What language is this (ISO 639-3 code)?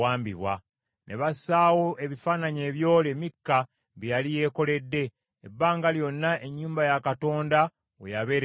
lug